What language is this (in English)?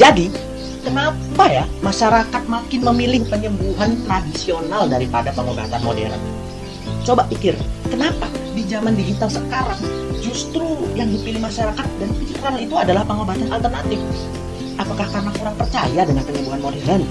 Indonesian